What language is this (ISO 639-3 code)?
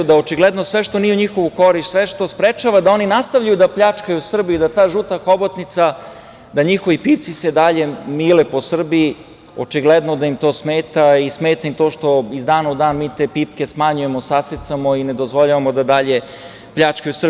srp